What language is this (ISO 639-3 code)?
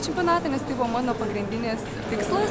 lit